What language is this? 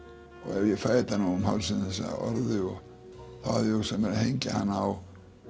Icelandic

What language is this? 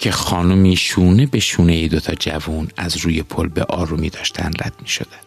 Persian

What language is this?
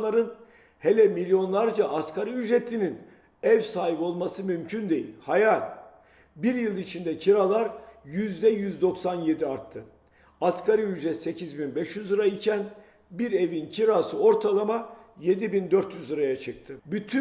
Turkish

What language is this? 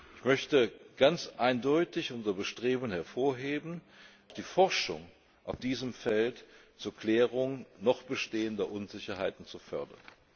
German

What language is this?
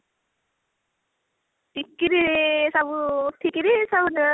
Odia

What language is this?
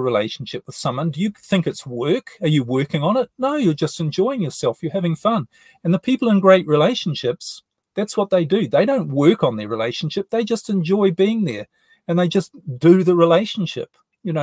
English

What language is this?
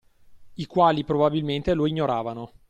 Italian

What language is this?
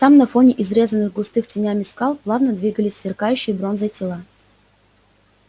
Russian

